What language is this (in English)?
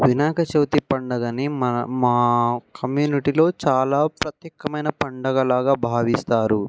Telugu